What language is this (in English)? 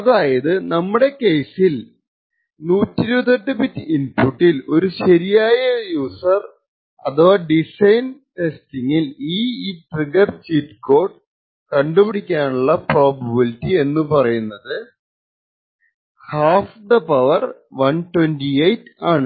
Malayalam